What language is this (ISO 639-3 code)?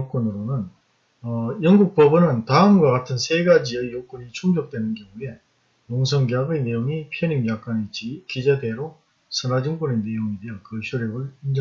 kor